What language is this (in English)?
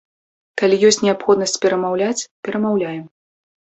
Belarusian